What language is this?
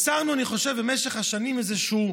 Hebrew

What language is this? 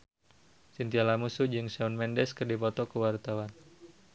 Sundanese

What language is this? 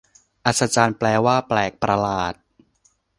Thai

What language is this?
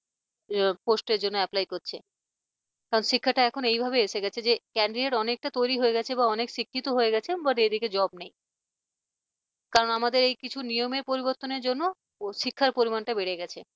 Bangla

